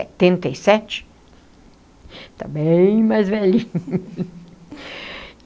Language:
Portuguese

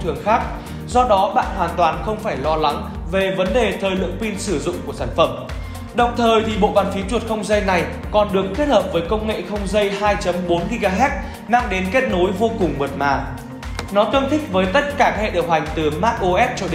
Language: Vietnamese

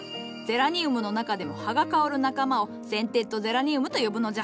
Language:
Japanese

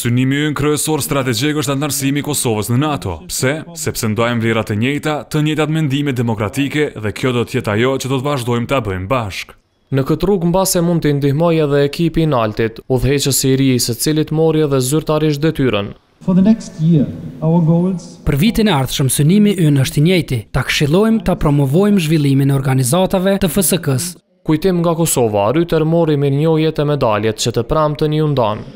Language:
Romanian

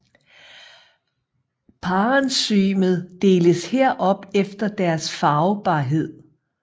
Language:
Danish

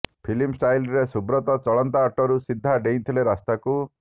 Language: Odia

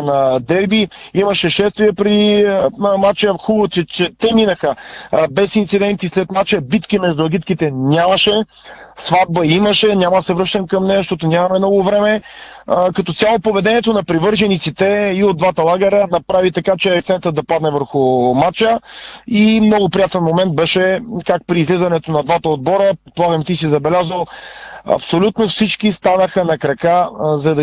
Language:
Bulgarian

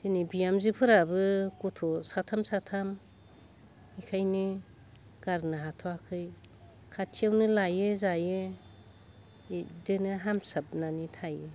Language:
Bodo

